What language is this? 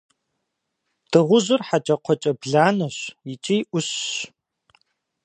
Kabardian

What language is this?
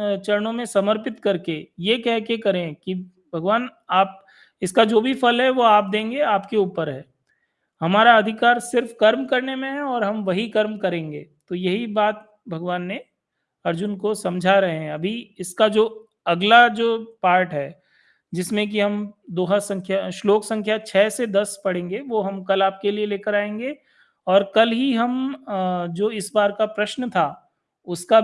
Hindi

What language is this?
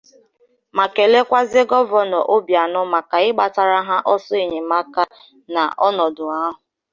Igbo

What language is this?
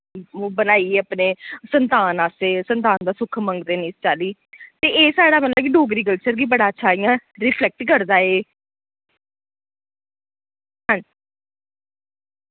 Dogri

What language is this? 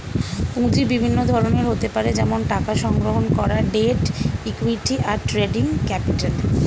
Bangla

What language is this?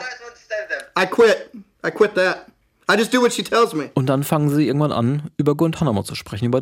German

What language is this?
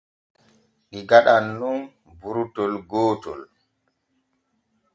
Borgu Fulfulde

